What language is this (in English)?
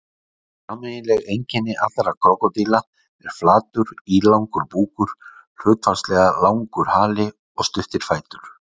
Icelandic